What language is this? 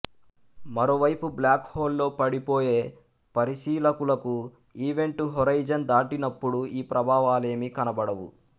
Telugu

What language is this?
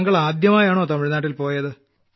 Malayalam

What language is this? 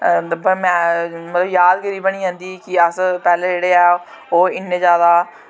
Dogri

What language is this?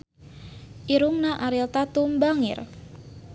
Sundanese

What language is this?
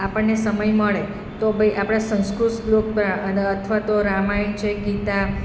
Gujarati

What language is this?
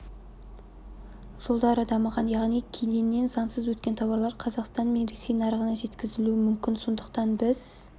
Kazakh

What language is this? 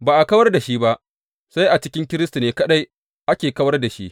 Hausa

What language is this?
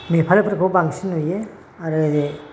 Bodo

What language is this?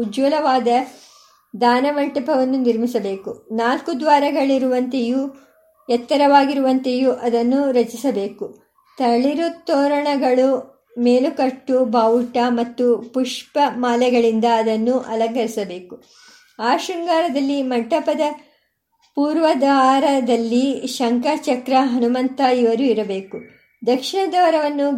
Kannada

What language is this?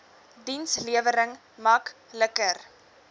Afrikaans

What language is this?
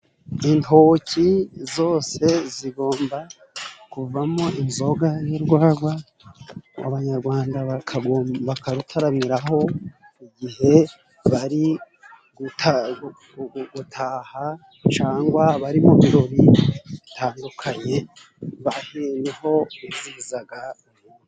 Kinyarwanda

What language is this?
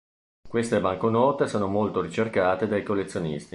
Italian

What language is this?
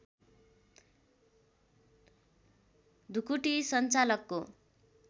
Nepali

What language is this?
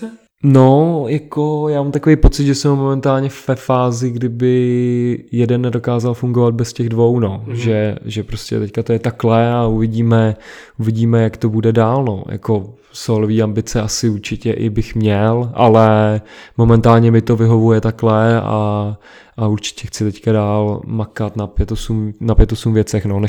Czech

